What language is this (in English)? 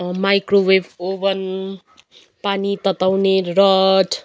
Nepali